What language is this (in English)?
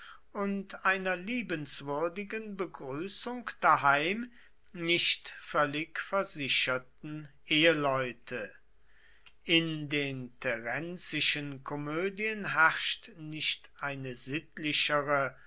German